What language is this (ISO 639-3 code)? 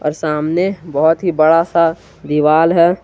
hin